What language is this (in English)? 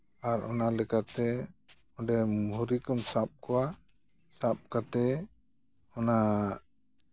Santali